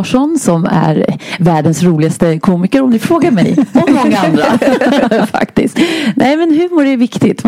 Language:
Swedish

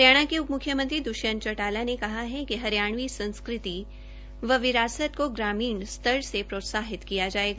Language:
Hindi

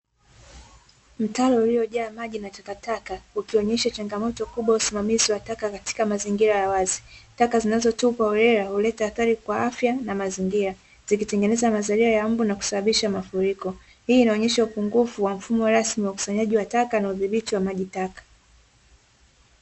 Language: Swahili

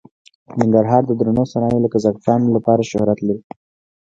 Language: Pashto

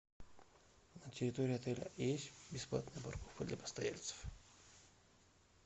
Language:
Russian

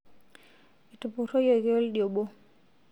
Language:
Masai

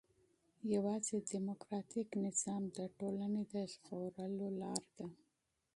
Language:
Pashto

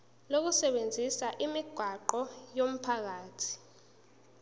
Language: Zulu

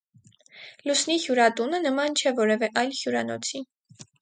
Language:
Armenian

